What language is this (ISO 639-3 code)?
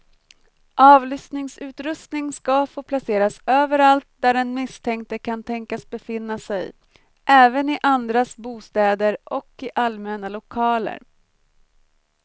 swe